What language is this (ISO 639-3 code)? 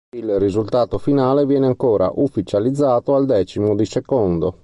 ita